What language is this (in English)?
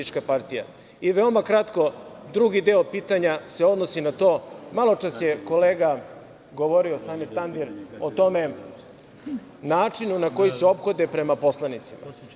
Serbian